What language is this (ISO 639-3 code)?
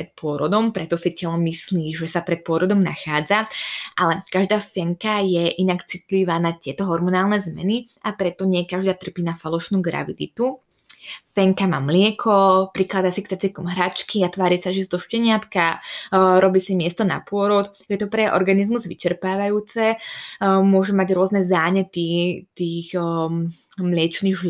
slk